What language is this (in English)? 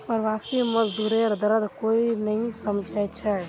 Magahi